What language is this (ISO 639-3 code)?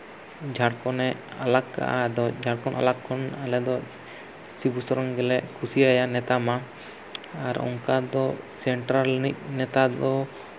sat